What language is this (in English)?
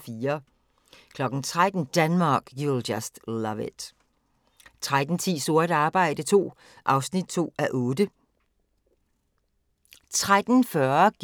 Danish